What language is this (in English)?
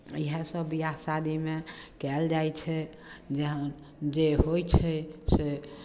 Maithili